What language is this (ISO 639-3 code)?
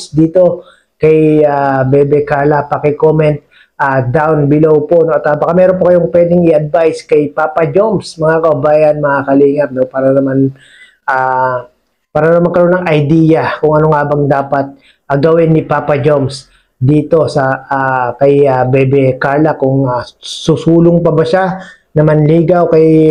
fil